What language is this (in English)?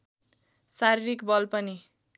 Nepali